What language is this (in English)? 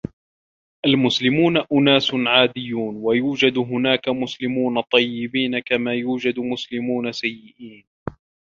Arabic